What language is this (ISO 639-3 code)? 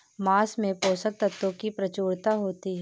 hin